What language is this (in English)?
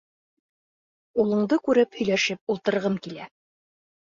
Bashkir